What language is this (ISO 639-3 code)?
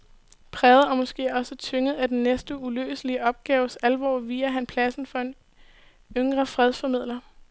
dan